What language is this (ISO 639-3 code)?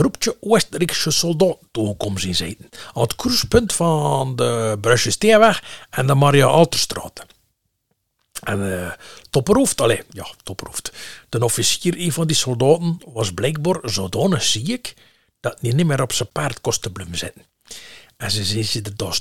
nld